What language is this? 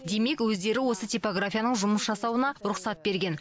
Kazakh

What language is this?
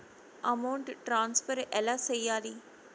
Telugu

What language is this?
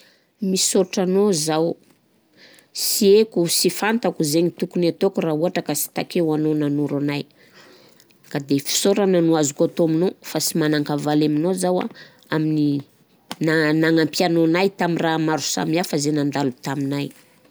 Southern Betsimisaraka Malagasy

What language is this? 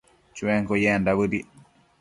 Matsés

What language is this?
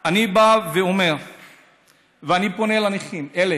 Hebrew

